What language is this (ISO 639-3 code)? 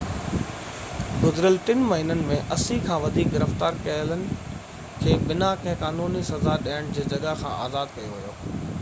snd